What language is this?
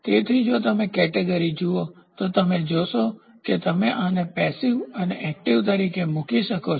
Gujarati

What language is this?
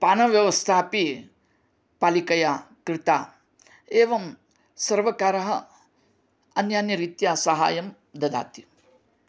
Sanskrit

